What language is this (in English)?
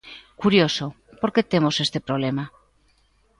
Galician